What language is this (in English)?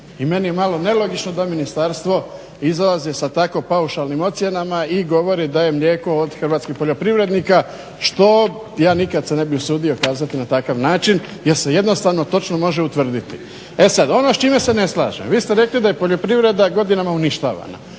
Croatian